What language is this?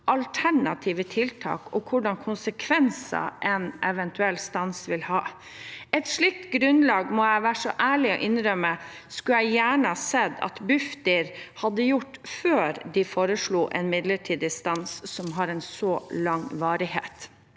Norwegian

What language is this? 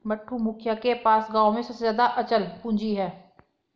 Hindi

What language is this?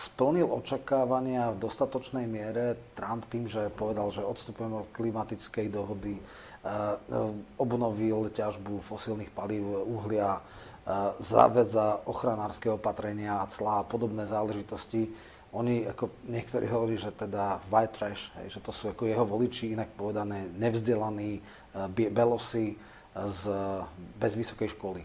Slovak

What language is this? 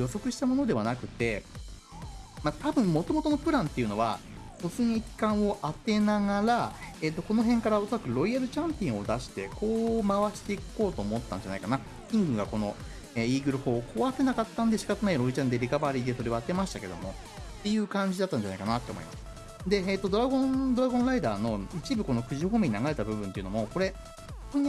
Japanese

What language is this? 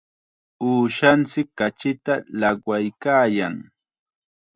Chiquián Ancash Quechua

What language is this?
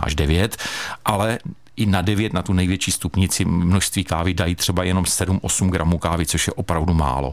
Czech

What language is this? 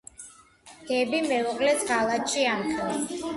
Georgian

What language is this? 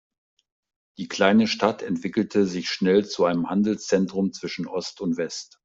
German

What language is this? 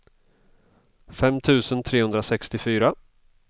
Swedish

